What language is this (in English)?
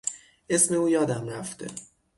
Persian